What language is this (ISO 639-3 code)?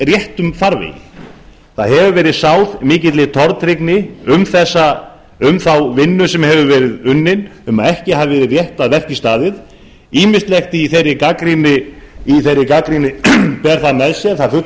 isl